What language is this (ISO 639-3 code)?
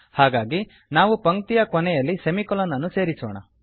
kan